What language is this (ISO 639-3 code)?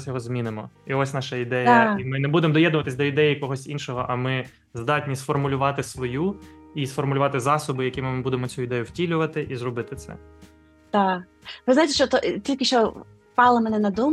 ukr